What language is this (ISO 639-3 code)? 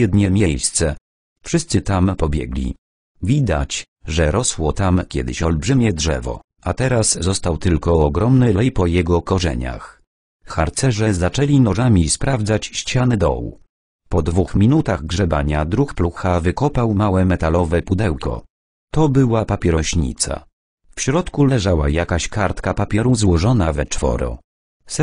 pol